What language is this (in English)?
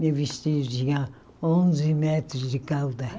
Portuguese